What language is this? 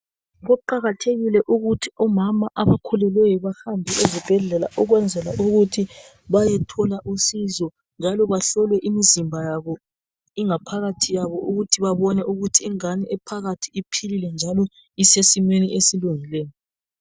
North Ndebele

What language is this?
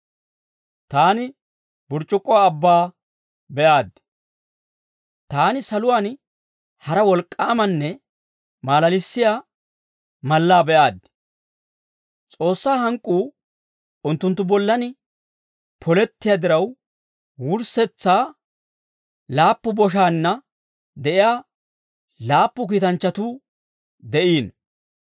Dawro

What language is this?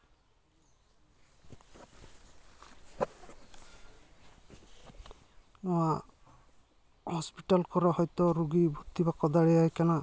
Santali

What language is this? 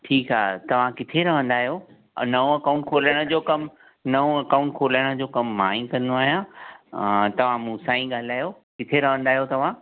Sindhi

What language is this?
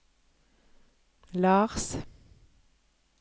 Norwegian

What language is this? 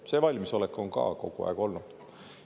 Estonian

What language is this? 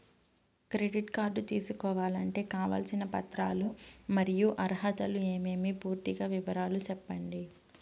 Telugu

